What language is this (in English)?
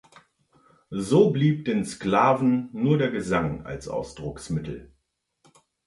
German